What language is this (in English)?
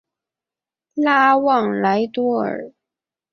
Chinese